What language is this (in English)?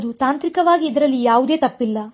Kannada